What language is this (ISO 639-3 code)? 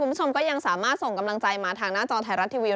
tha